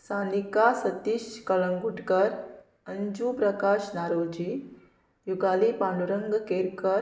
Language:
Konkani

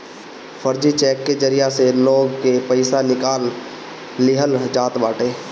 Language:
Bhojpuri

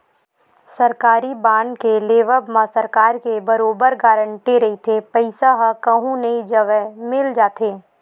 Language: Chhattisgarhi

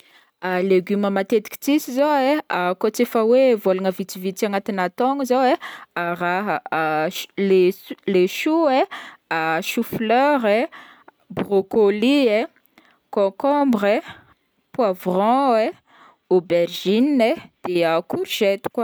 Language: Northern Betsimisaraka Malagasy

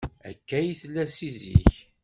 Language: Kabyle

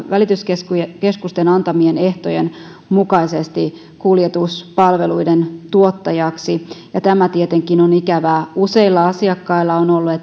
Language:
Finnish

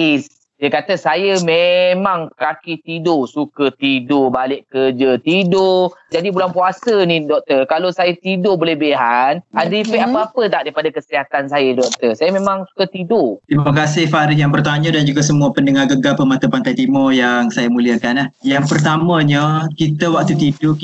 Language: Malay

